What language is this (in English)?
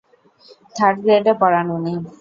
Bangla